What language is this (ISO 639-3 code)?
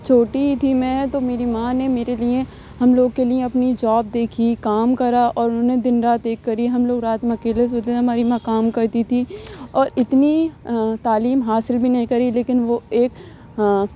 urd